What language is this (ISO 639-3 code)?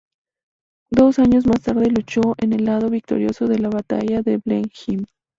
spa